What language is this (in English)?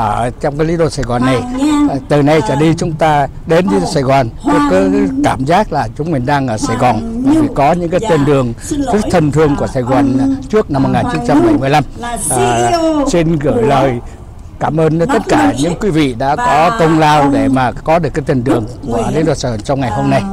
Vietnamese